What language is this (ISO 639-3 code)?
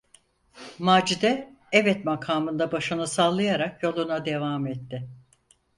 tur